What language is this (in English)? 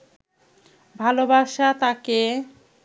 Bangla